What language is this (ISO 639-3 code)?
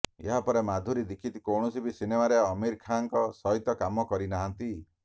ori